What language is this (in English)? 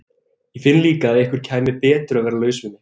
Icelandic